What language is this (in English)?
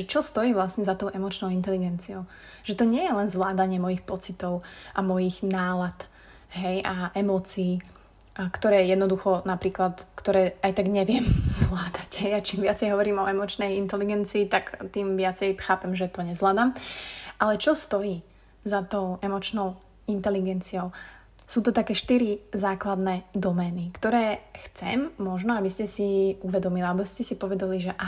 Slovak